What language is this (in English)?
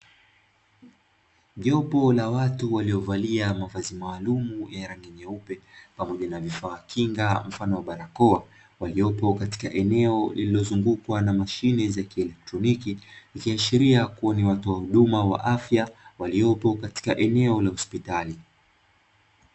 Swahili